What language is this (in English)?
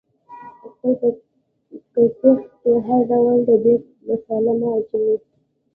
Pashto